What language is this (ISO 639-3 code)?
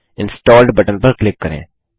hin